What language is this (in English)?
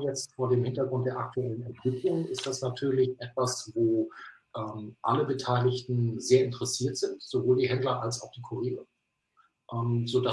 German